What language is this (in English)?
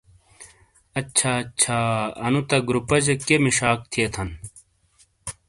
Shina